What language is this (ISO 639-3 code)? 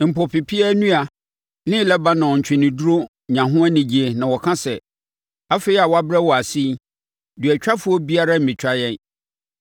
aka